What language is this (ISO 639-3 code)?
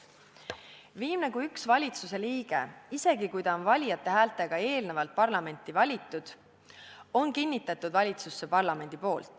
est